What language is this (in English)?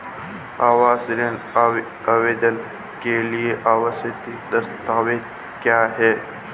Hindi